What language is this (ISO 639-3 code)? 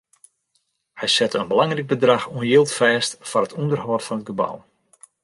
fry